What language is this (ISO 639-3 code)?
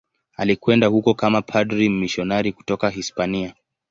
swa